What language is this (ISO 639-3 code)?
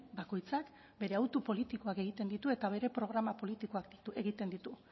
eus